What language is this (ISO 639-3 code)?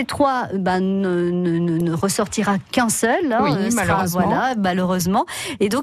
fra